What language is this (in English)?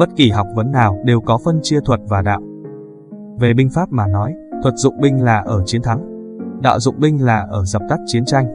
Vietnamese